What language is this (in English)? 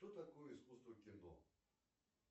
Russian